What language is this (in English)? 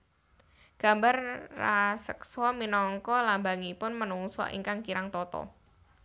Javanese